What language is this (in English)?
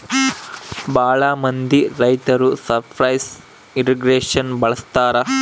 Kannada